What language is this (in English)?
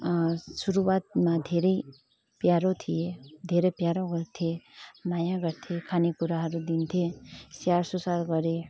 Nepali